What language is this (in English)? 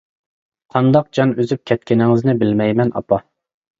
Uyghur